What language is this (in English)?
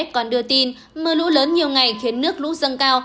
Vietnamese